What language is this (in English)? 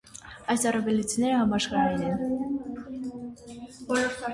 Armenian